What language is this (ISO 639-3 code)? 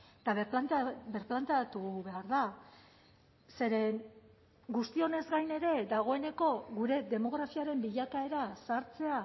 eus